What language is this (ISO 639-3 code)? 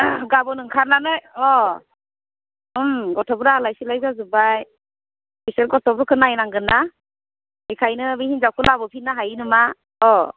brx